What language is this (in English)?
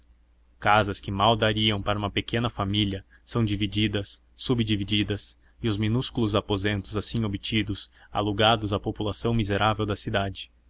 Portuguese